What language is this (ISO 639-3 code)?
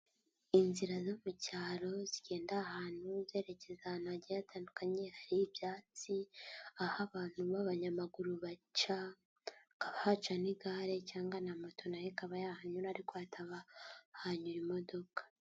kin